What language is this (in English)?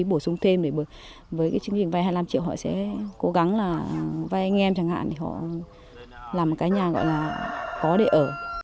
Vietnamese